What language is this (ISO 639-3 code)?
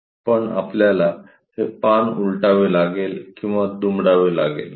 mar